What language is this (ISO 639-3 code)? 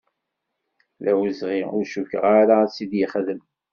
kab